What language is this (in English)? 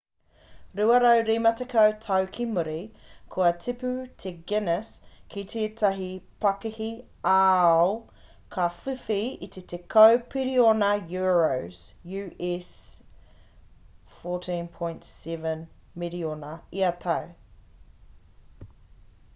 Māori